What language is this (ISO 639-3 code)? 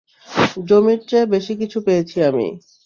ben